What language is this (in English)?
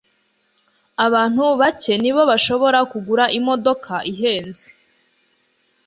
Kinyarwanda